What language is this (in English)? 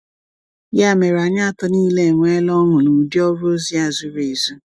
Igbo